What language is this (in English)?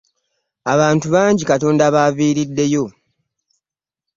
Ganda